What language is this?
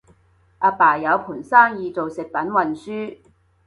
Cantonese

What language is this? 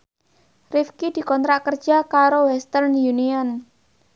Javanese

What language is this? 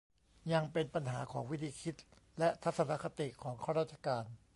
Thai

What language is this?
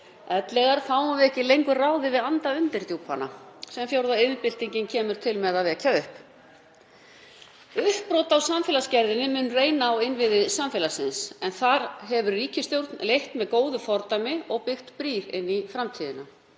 Icelandic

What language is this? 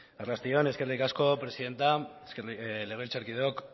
Basque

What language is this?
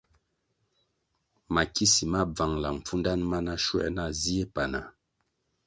Kwasio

